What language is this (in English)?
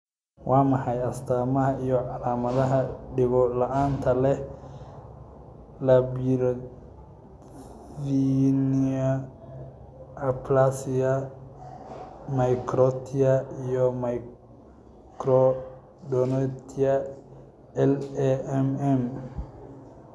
Somali